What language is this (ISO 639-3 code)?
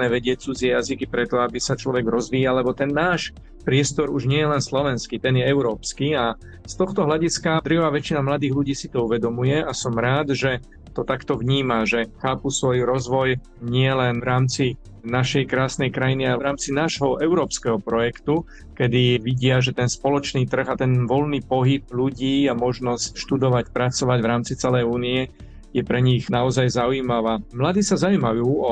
slk